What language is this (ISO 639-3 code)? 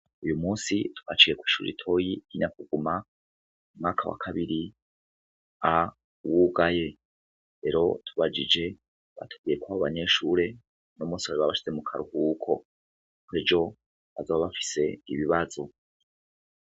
run